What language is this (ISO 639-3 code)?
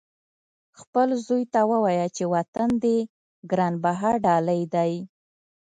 pus